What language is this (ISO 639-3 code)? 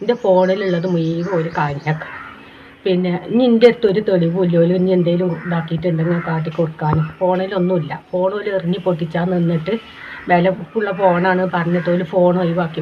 mal